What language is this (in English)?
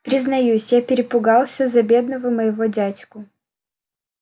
Russian